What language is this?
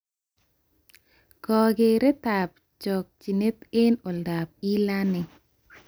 Kalenjin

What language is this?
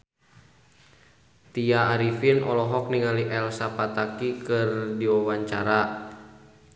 Sundanese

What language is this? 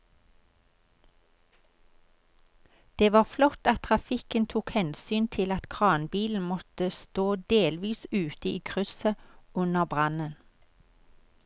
Norwegian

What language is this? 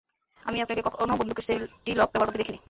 Bangla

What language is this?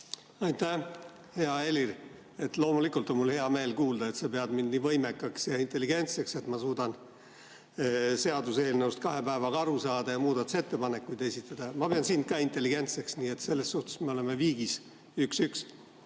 Estonian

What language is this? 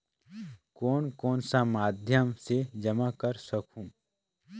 Chhattisgarhi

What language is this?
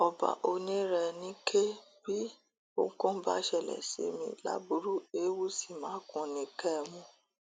Yoruba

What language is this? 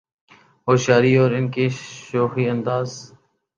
Urdu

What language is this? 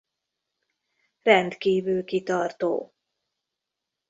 Hungarian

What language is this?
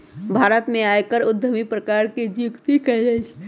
Magahi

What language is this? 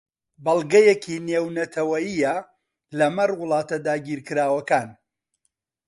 Central Kurdish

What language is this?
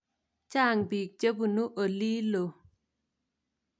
Kalenjin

